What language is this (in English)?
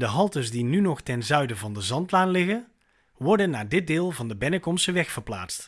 Dutch